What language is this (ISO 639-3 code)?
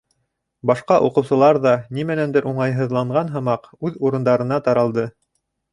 bak